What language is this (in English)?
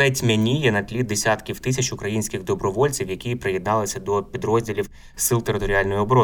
Ukrainian